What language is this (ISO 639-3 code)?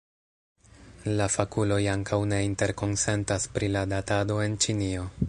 epo